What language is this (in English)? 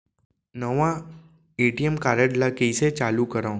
Chhattisgarhi